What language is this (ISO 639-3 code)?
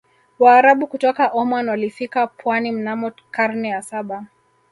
swa